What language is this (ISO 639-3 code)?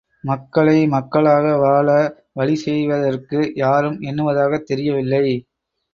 tam